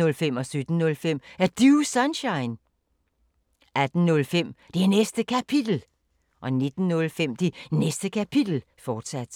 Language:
Danish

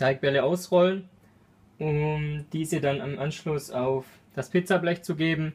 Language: German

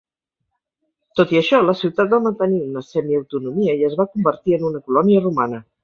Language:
Catalan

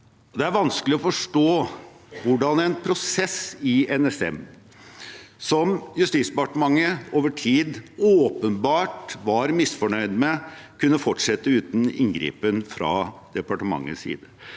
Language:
Norwegian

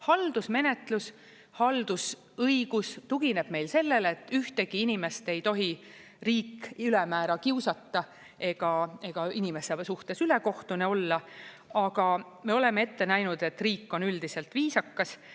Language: Estonian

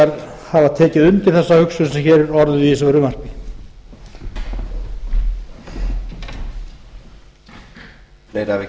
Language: Icelandic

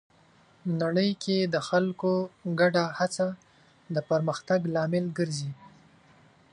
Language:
Pashto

